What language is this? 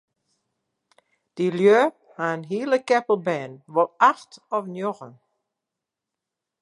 Western Frisian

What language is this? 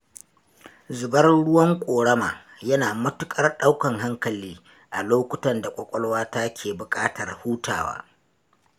Hausa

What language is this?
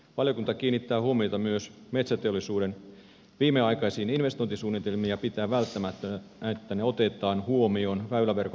Finnish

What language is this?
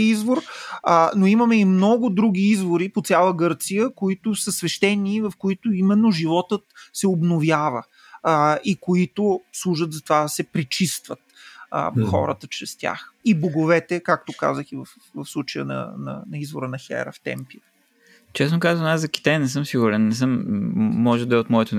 Bulgarian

